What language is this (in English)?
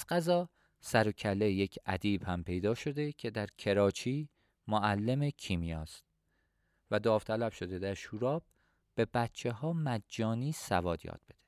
Persian